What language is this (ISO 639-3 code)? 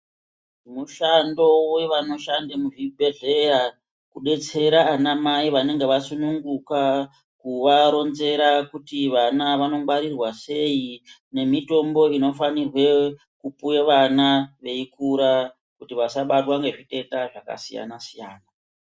ndc